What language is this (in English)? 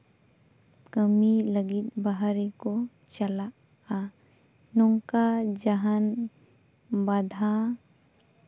Santali